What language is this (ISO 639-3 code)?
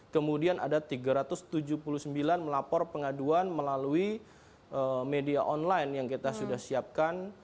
ind